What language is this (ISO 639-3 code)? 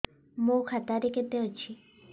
ori